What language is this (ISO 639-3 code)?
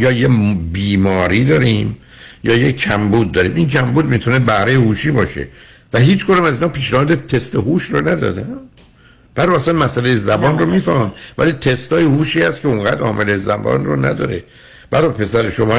fas